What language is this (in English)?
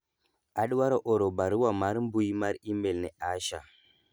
Luo (Kenya and Tanzania)